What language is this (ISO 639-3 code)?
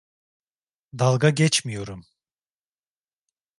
tur